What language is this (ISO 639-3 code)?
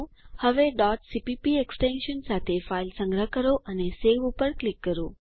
guj